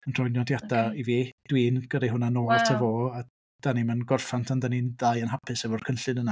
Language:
Welsh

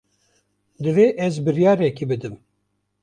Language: Kurdish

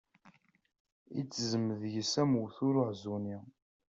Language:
Kabyle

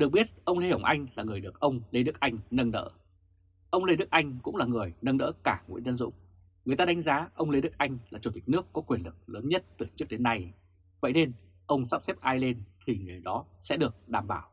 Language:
Vietnamese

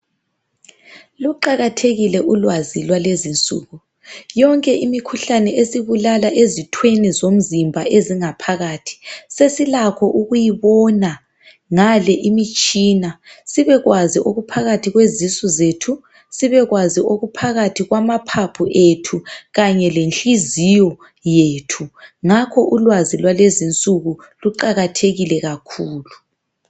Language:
North Ndebele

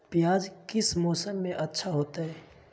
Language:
Magahi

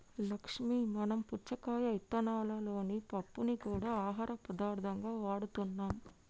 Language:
Telugu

